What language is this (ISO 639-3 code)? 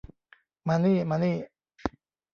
tha